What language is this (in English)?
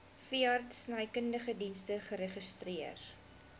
Afrikaans